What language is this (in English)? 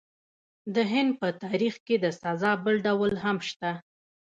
Pashto